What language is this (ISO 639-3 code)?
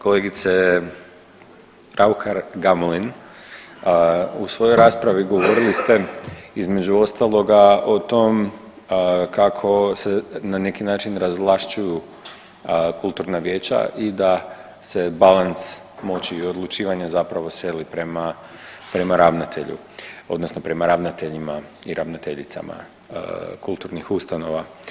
hrv